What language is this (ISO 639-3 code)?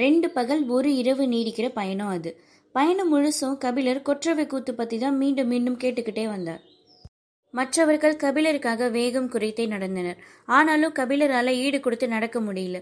tam